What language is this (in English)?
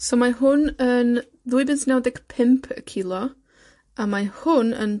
Welsh